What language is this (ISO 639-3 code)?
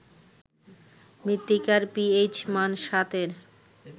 ben